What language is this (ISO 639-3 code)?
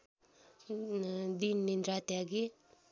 nep